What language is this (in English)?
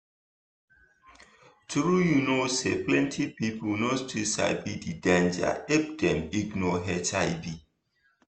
Nigerian Pidgin